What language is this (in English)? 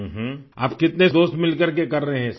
Urdu